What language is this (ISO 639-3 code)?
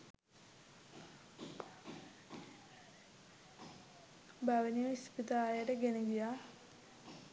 sin